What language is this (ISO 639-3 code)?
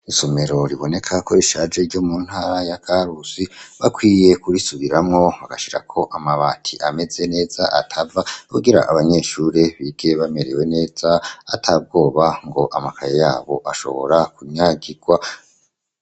run